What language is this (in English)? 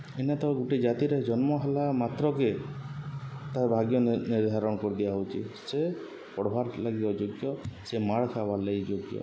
Odia